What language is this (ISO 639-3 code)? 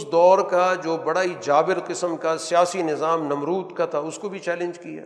urd